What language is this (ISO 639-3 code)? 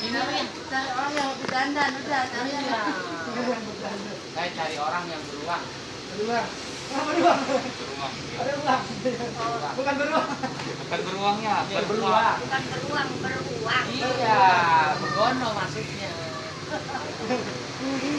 ind